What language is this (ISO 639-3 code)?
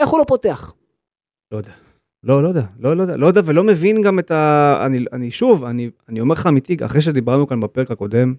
heb